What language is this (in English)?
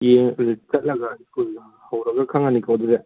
Manipuri